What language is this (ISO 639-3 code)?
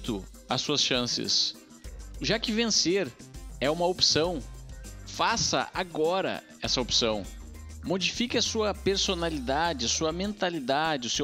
por